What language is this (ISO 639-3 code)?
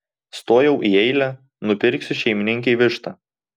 lit